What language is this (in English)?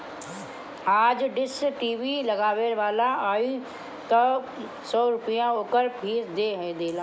Bhojpuri